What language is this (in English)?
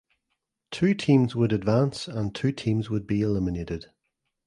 English